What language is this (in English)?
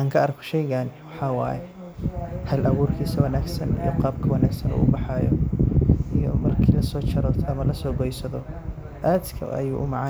Somali